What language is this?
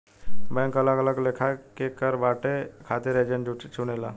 Bhojpuri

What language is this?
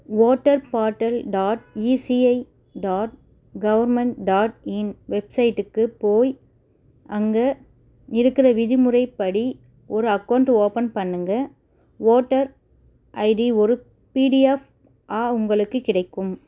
Tamil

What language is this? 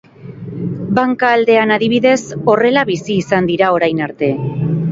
Basque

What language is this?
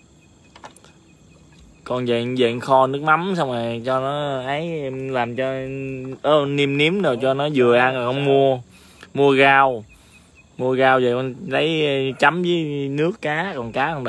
Vietnamese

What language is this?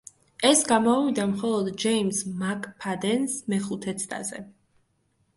Georgian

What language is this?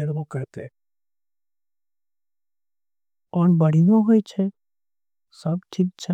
Angika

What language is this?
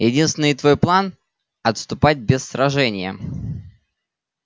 Russian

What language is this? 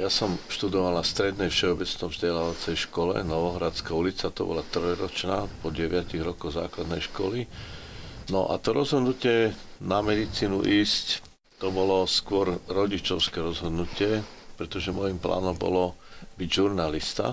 Slovak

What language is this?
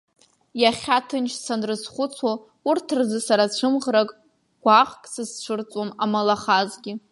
Abkhazian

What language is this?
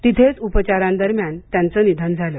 Marathi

